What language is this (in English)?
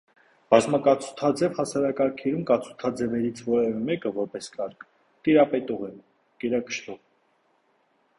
Armenian